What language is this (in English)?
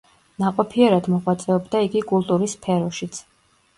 Georgian